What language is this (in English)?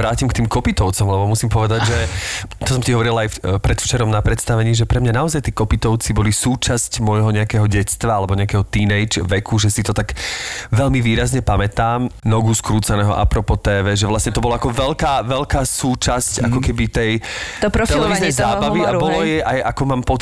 Slovak